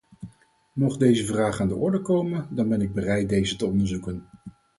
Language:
Dutch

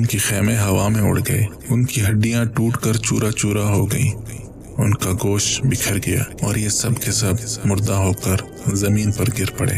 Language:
Urdu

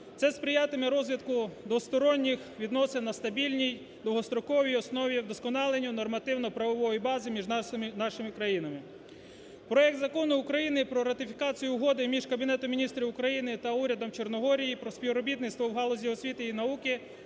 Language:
Ukrainian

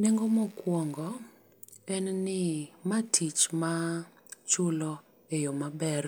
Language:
Luo (Kenya and Tanzania)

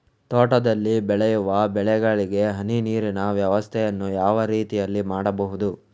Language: Kannada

